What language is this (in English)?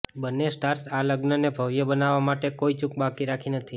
Gujarati